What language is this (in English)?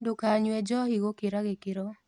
Kikuyu